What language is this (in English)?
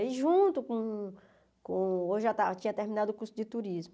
Portuguese